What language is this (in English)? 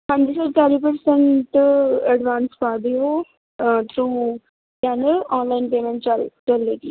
Punjabi